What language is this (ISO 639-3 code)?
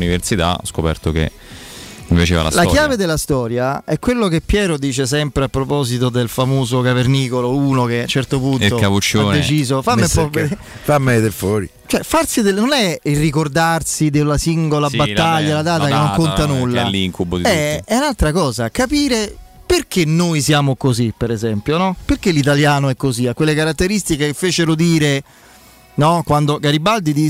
ita